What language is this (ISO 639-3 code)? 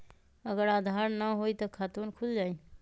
mag